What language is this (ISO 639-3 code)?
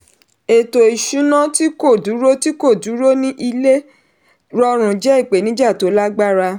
yor